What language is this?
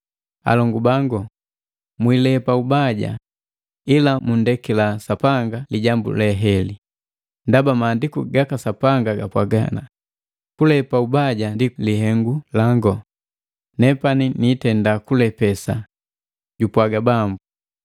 Matengo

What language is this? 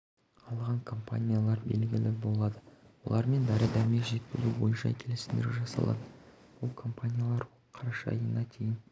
Kazakh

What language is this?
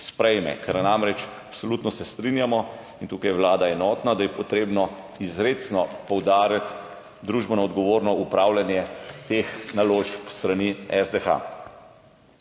Slovenian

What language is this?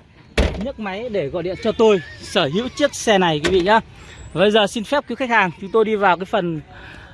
Vietnamese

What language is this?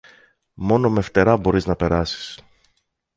Greek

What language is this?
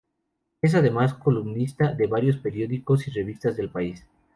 Spanish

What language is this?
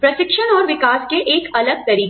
Hindi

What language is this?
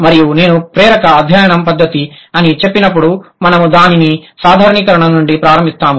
Telugu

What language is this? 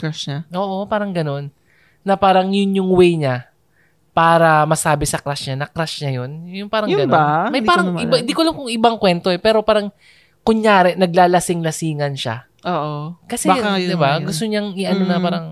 Filipino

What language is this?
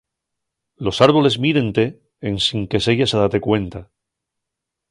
Asturian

